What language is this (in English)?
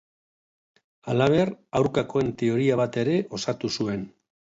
Basque